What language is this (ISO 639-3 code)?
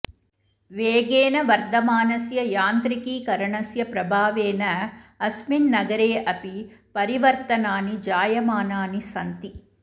san